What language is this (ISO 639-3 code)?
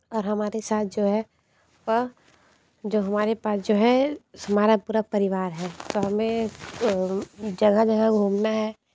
hin